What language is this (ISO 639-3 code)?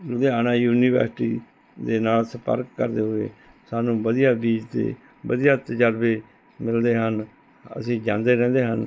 pan